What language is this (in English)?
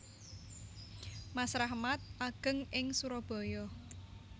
Javanese